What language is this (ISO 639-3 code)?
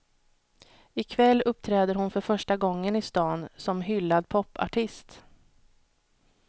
swe